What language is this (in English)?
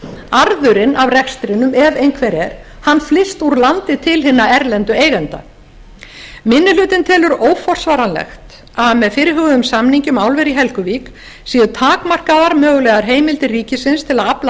Icelandic